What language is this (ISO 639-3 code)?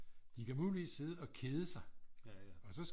dan